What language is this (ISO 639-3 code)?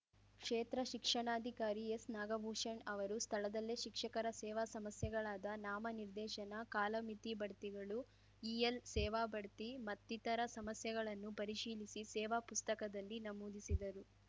kan